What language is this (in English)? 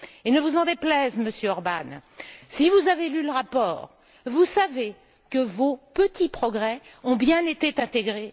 French